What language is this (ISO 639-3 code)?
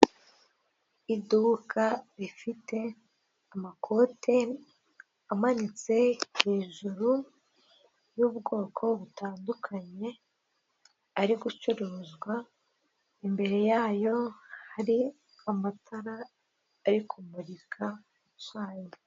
kin